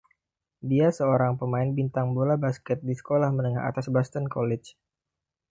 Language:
Indonesian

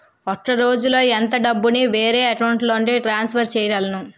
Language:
Telugu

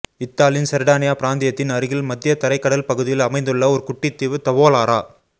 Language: Tamil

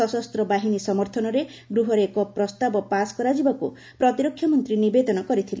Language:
Odia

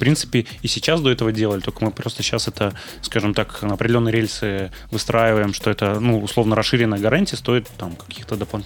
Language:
Russian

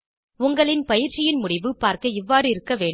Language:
Tamil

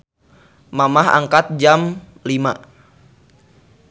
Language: Sundanese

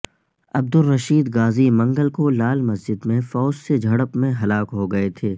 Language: Urdu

